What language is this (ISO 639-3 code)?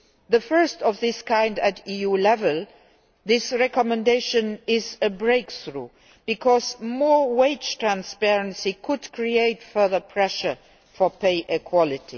eng